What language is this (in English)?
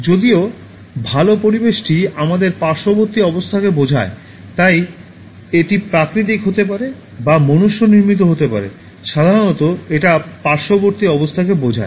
Bangla